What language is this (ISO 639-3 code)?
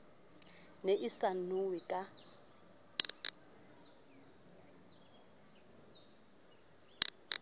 sot